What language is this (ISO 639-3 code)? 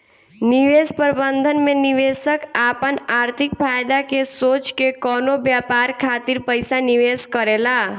bho